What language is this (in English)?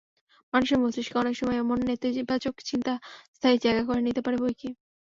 Bangla